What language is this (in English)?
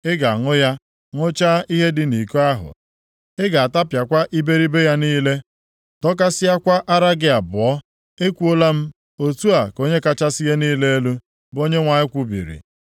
Igbo